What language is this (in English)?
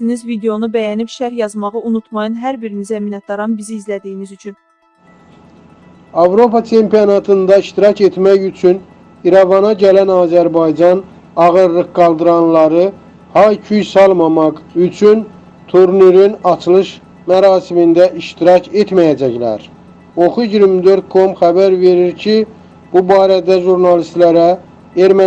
Turkish